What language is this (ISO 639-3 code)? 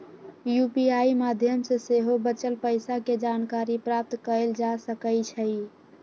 mag